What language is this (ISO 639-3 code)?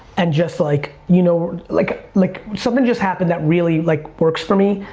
eng